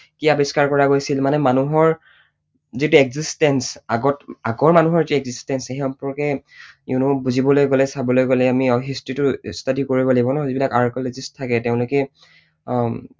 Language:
Assamese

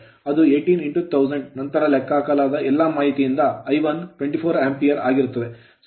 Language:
Kannada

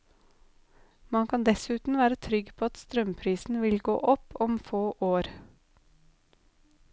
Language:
Norwegian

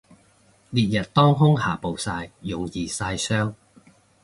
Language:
Cantonese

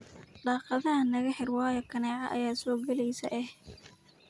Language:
Somali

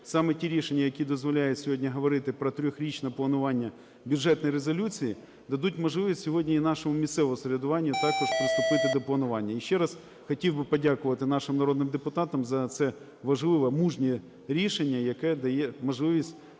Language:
Ukrainian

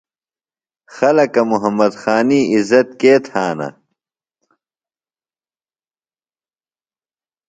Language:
Phalura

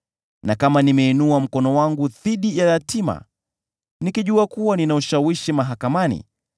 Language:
Swahili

